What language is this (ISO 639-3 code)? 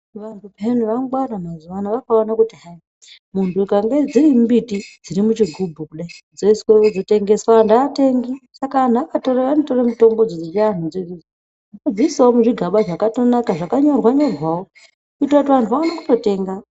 ndc